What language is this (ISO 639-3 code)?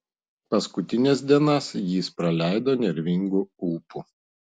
lit